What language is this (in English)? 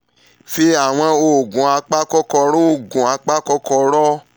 Yoruba